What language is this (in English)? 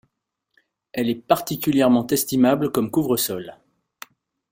French